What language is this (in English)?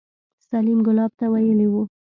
Pashto